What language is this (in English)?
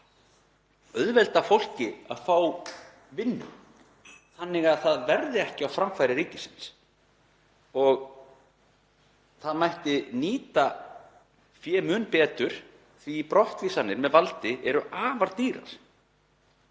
Icelandic